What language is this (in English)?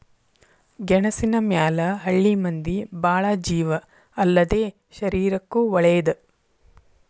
Kannada